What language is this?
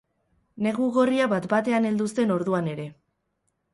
Basque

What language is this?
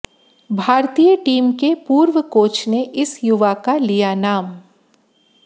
Hindi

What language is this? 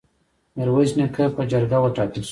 Pashto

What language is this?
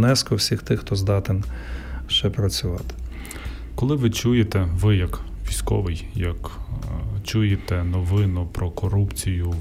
Ukrainian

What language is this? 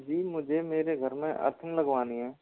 Hindi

